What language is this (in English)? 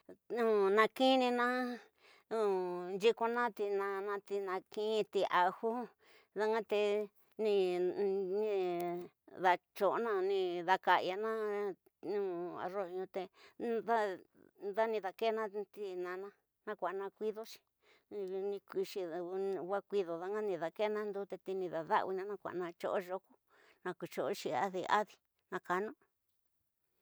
Tidaá Mixtec